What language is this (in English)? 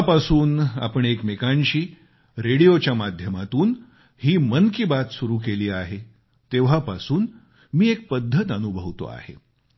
Marathi